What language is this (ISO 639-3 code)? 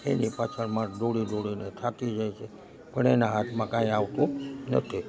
guj